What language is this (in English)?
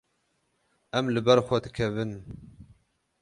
Kurdish